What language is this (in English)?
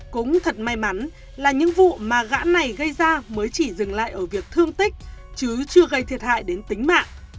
Vietnamese